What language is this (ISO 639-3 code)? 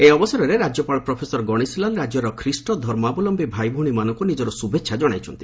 ori